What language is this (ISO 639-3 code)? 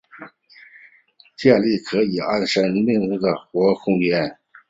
zho